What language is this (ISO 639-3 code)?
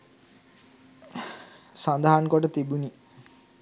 sin